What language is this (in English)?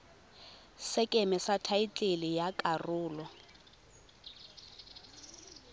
Tswana